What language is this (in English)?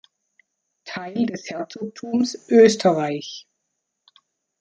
German